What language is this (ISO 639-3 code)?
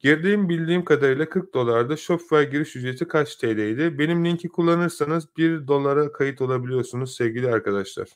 tur